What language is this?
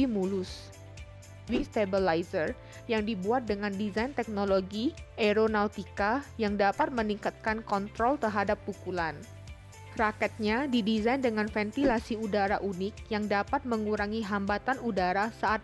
Indonesian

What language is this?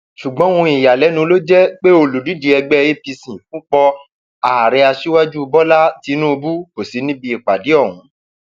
Yoruba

